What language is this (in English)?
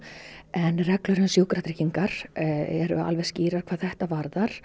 Icelandic